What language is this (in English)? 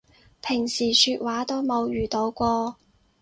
Cantonese